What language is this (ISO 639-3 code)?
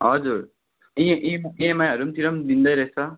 nep